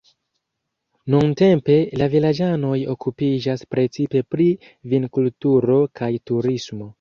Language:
Esperanto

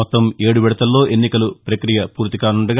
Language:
Telugu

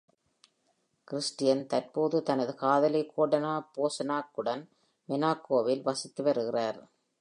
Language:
Tamil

